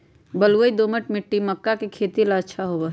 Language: Magahi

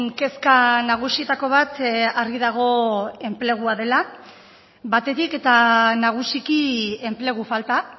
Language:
Basque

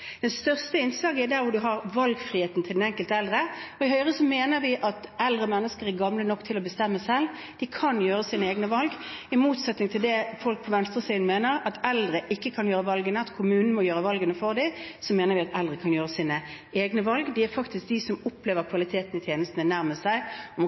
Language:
Norwegian Bokmål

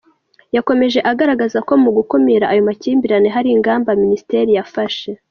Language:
Kinyarwanda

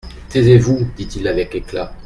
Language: French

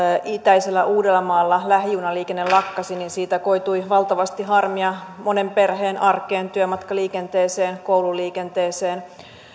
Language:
Finnish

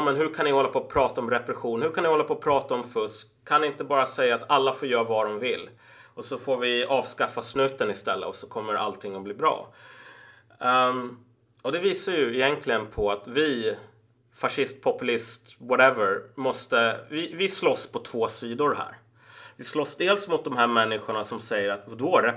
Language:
Swedish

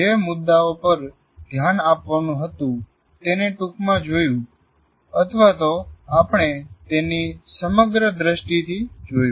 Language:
Gujarati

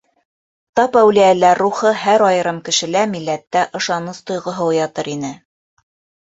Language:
Bashkir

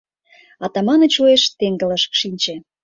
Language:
Mari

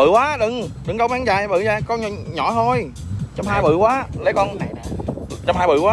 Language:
Vietnamese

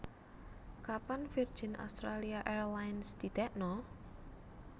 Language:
Javanese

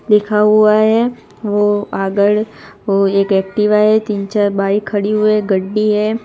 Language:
Hindi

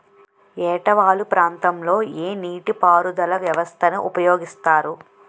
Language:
Telugu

